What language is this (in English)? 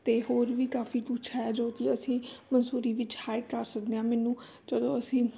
Punjabi